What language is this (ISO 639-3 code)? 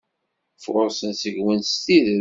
kab